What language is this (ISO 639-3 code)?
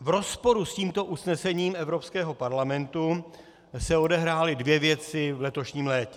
ces